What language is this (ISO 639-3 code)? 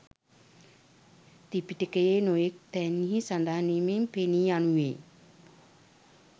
sin